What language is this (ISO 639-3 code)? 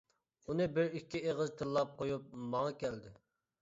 uig